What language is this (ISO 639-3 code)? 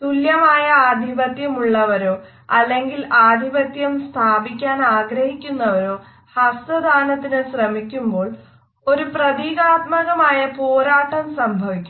mal